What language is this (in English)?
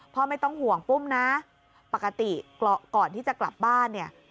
Thai